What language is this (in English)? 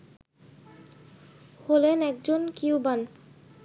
Bangla